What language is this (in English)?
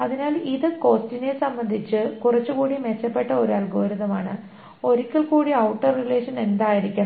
Malayalam